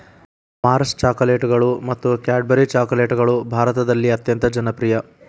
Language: Kannada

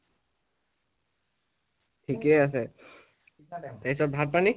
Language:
Assamese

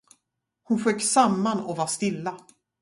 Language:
Swedish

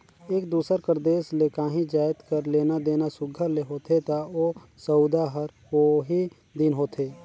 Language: Chhattisgarhi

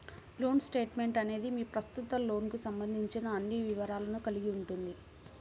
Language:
Telugu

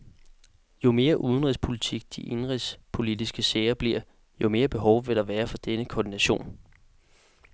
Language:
Danish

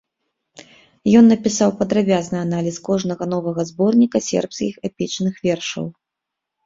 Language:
Belarusian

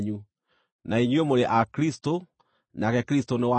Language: Kikuyu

